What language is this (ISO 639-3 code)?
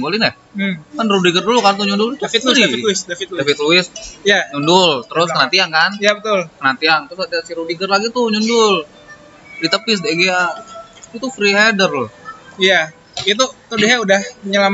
ind